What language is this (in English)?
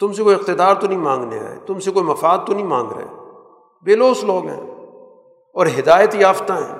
Urdu